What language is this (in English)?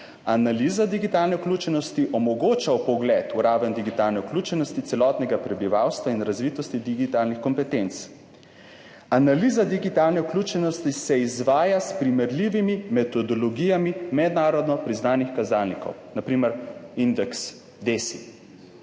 Slovenian